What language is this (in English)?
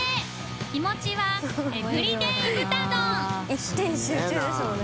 Japanese